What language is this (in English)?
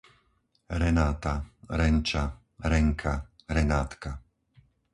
Slovak